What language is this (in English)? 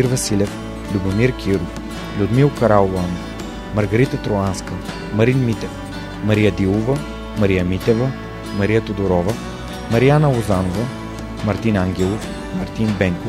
Bulgarian